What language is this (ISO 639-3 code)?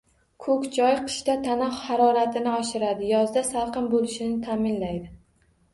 uzb